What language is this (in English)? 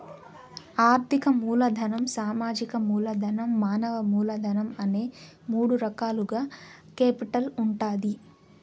Telugu